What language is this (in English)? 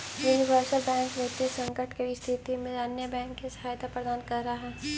Magahi